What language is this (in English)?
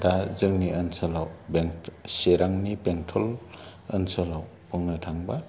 Bodo